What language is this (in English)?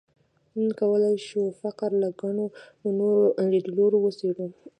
Pashto